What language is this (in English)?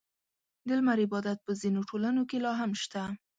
Pashto